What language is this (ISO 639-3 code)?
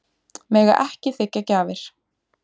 isl